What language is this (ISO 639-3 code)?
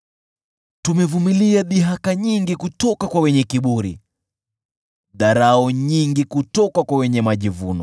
swa